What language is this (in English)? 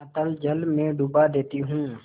Hindi